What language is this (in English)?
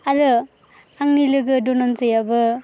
Bodo